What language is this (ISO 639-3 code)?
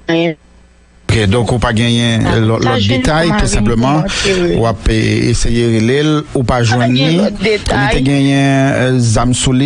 fra